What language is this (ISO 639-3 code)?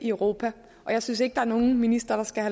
dan